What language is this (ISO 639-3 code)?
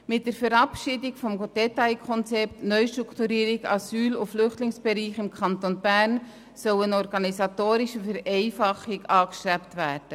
gsw